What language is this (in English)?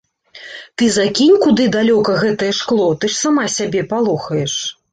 Belarusian